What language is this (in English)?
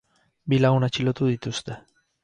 Basque